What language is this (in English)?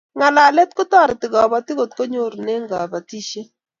Kalenjin